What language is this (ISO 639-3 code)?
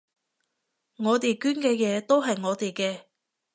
yue